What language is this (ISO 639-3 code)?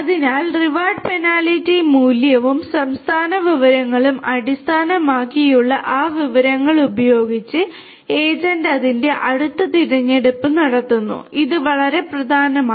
mal